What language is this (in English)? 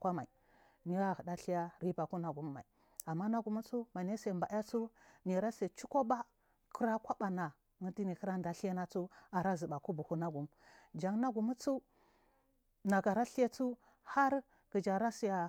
Marghi South